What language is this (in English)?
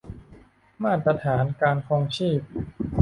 Thai